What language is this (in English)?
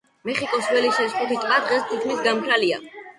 Georgian